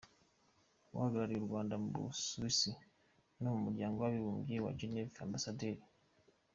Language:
Kinyarwanda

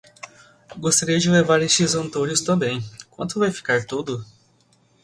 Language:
Portuguese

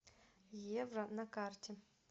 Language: Russian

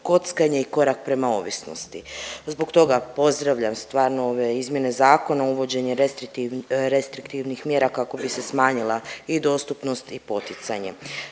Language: Croatian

